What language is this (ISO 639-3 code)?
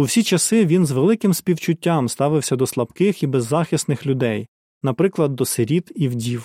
ukr